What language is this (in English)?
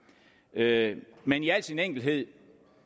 Danish